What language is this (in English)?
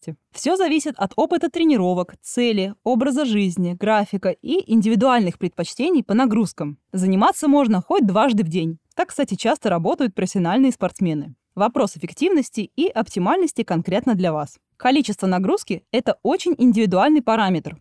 Russian